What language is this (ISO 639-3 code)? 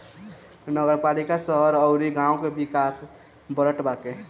bho